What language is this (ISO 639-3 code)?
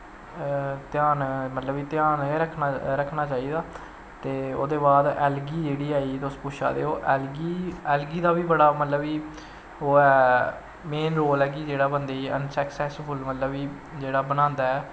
doi